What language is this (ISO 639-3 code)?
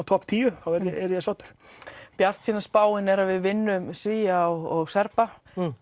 isl